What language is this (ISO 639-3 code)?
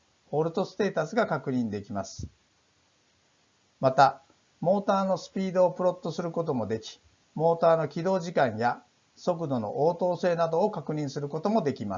jpn